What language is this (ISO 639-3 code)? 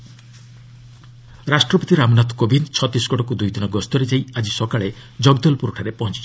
ori